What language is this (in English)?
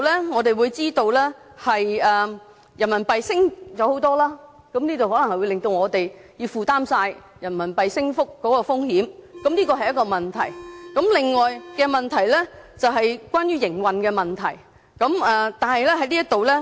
Cantonese